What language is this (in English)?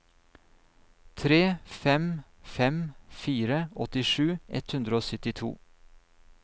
Norwegian